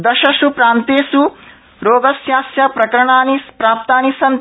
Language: Sanskrit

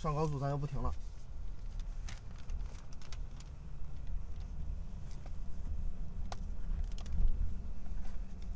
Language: Chinese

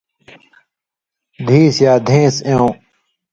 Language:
Indus Kohistani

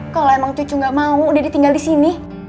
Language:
Indonesian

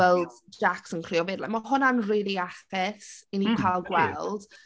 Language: Welsh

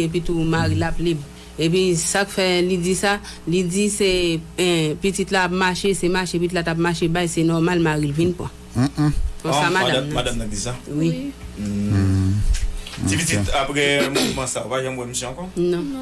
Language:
French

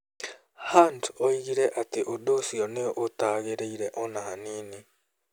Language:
Kikuyu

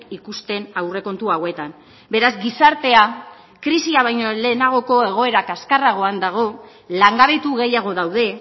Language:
Basque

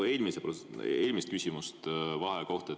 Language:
Estonian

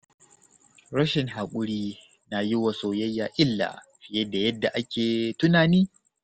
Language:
Hausa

